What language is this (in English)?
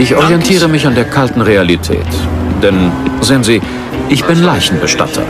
German